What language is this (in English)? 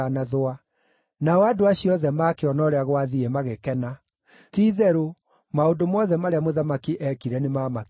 Kikuyu